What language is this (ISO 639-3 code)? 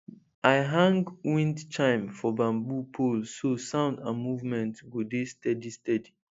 pcm